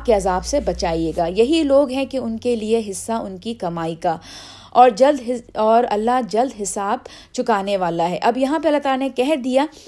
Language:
Urdu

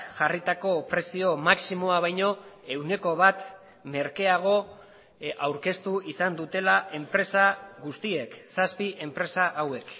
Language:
Basque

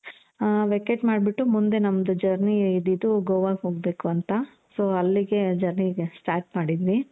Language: Kannada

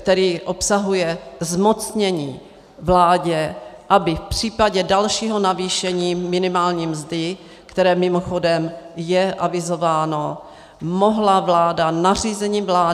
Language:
Czech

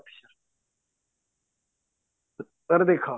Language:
Odia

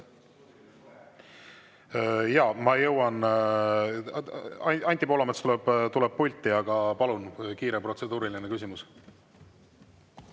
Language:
Estonian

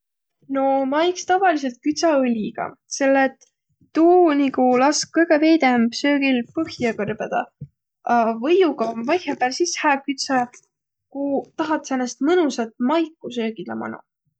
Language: Võro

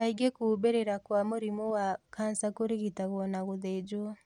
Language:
Kikuyu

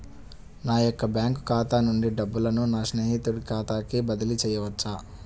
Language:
Telugu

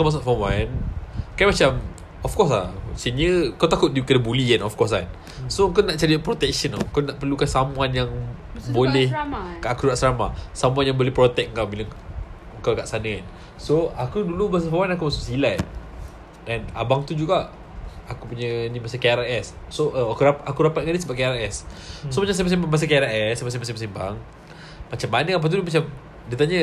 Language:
Malay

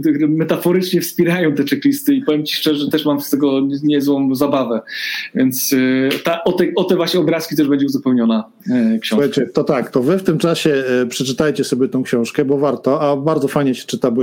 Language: Polish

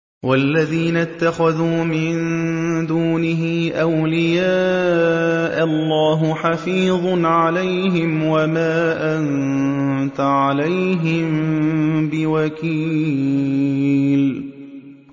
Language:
Arabic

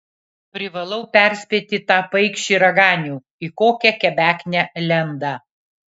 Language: Lithuanian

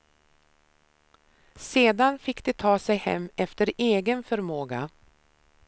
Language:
Swedish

